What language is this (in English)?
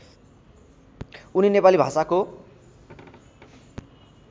Nepali